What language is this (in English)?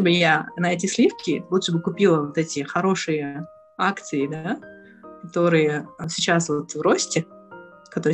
Russian